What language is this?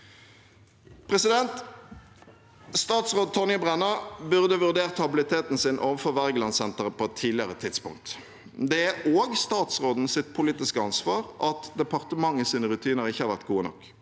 Norwegian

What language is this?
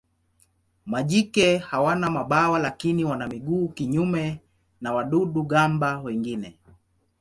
Swahili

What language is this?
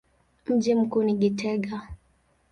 Swahili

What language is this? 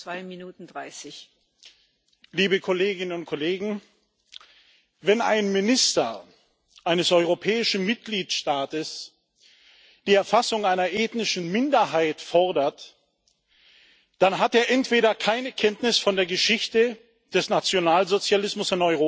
German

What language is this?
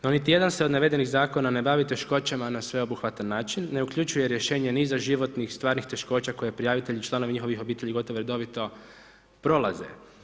Croatian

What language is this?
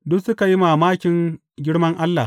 Hausa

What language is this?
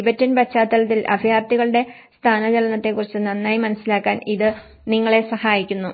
Malayalam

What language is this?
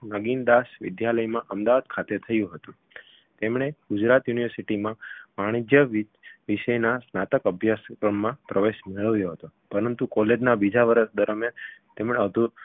Gujarati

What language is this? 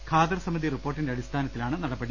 Malayalam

